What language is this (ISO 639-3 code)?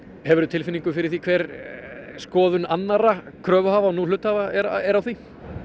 isl